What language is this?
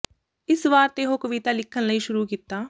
Punjabi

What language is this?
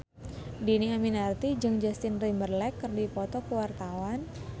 Sundanese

